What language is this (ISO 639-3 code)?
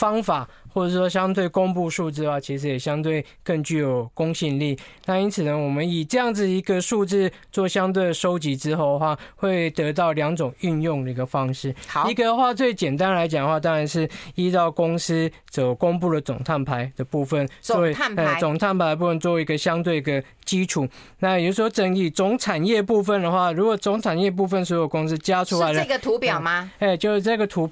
zho